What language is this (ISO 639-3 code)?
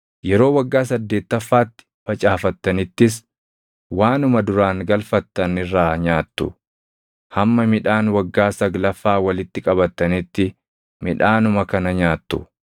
orm